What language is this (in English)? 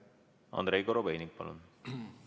Estonian